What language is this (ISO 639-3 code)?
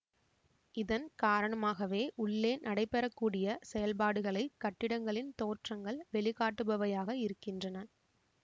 tam